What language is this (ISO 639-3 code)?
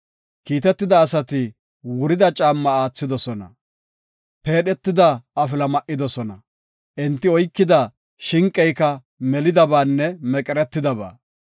gof